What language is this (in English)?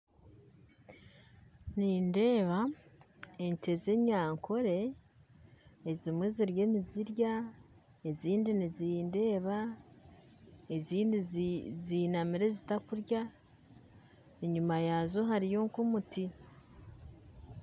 Nyankole